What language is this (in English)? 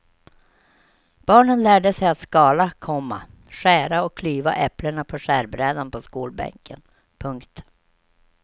Swedish